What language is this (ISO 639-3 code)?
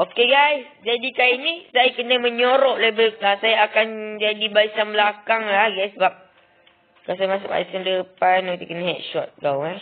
msa